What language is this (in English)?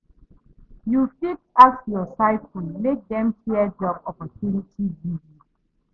Nigerian Pidgin